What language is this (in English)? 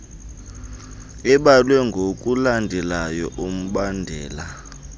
Xhosa